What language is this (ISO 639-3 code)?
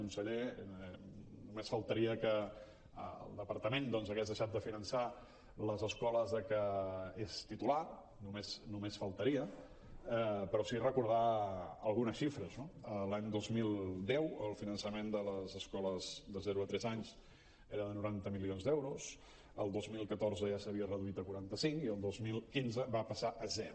cat